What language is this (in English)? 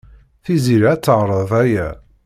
Kabyle